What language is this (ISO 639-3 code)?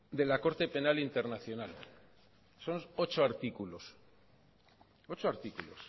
spa